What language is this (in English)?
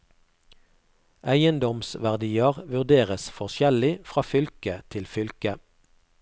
Norwegian